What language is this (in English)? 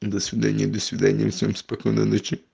Russian